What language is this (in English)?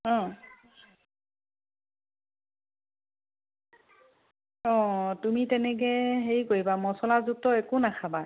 Assamese